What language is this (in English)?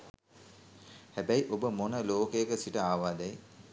Sinhala